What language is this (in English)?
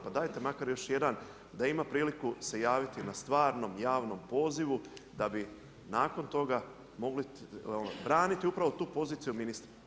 Croatian